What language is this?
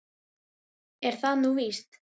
Icelandic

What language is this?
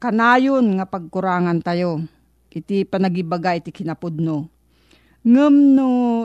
Filipino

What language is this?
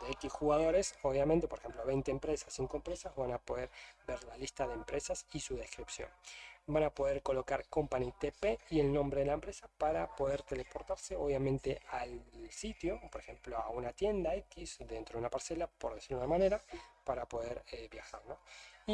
Spanish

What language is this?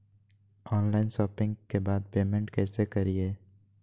Magahi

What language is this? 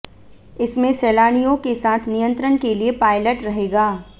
Hindi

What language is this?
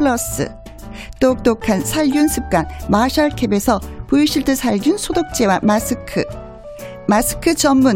Korean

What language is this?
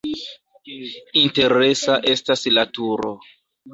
Esperanto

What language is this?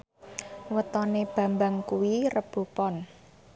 Javanese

